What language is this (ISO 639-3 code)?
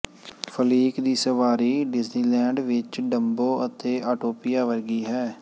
pan